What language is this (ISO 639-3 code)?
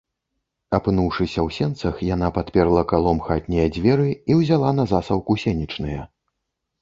bel